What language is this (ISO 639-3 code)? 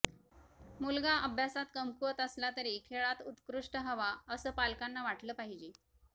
mar